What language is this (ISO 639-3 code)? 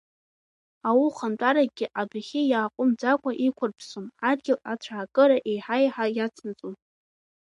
abk